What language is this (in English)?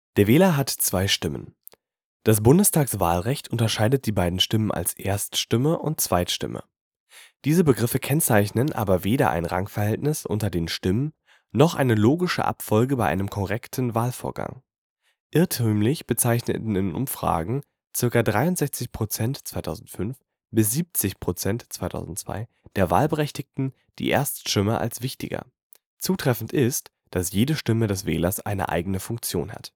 German